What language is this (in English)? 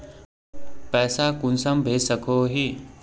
Magahi